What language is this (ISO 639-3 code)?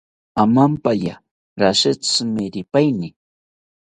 cpy